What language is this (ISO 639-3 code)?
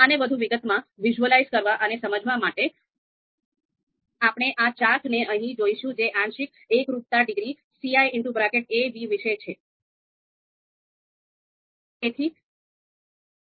guj